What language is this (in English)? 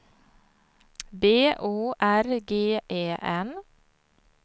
Swedish